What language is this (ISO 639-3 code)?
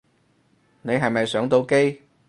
yue